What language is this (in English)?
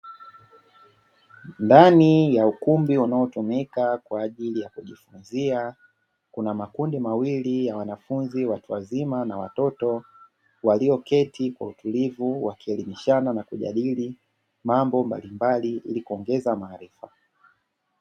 Swahili